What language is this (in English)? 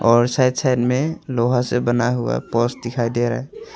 Hindi